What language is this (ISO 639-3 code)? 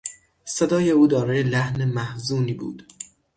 fas